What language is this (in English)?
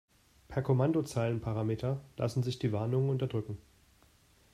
German